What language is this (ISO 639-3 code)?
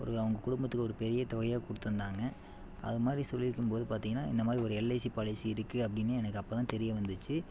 tam